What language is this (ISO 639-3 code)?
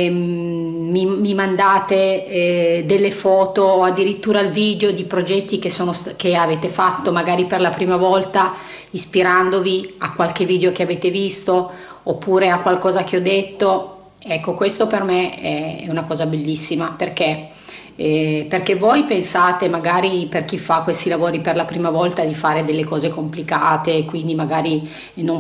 ita